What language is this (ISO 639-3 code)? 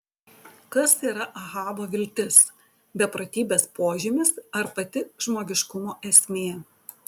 lit